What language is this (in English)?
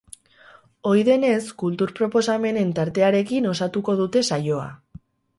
Basque